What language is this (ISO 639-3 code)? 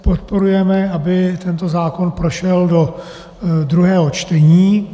ces